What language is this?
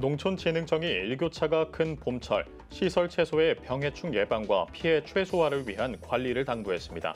Korean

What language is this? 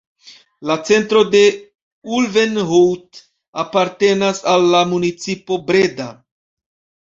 Esperanto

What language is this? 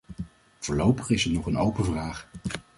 Dutch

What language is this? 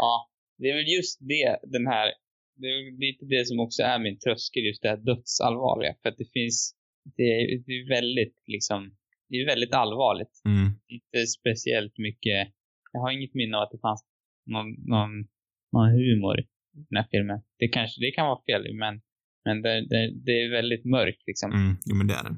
Swedish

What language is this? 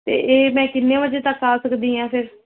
Punjabi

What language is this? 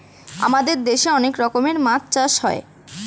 Bangla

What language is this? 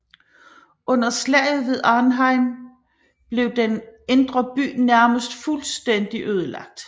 Danish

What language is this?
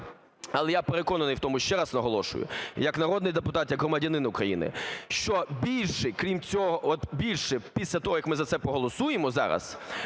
Ukrainian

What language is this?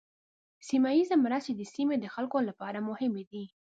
Pashto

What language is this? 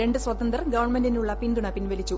Malayalam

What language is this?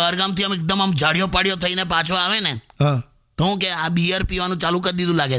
Hindi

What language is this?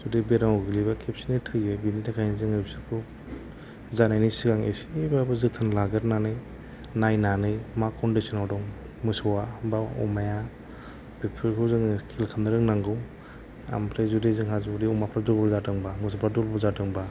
Bodo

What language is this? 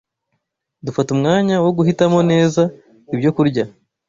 Kinyarwanda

